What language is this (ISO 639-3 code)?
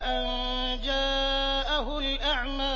ara